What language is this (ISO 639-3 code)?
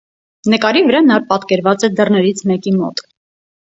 hye